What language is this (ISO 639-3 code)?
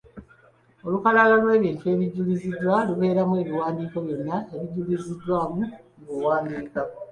lug